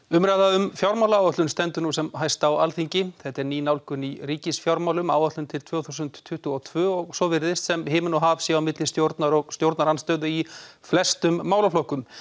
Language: Icelandic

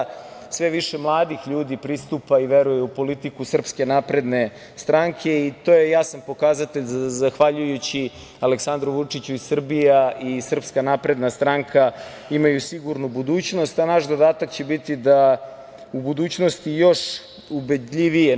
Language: Serbian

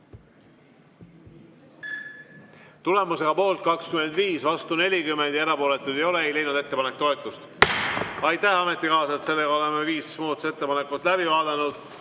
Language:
Estonian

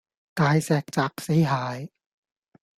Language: Cantonese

